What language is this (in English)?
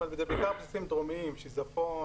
Hebrew